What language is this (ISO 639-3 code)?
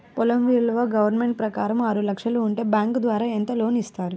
tel